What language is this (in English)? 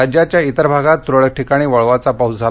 Marathi